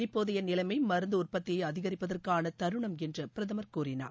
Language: Tamil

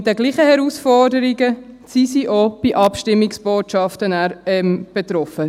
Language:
Swiss German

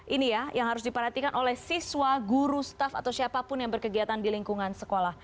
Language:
Indonesian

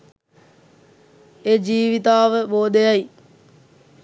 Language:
Sinhala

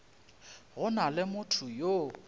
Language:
Northern Sotho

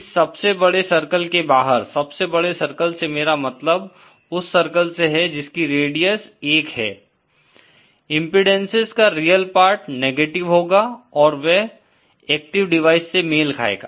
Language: Hindi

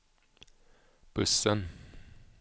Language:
Swedish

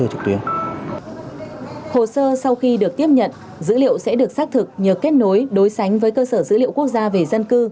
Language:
Vietnamese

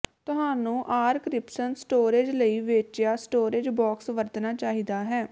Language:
Punjabi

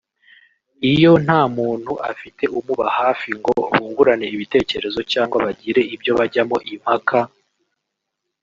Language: Kinyarwanda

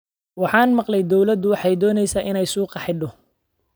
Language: Somali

